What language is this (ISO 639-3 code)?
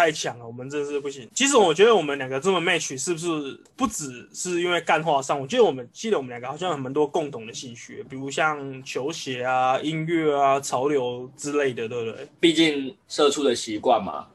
zho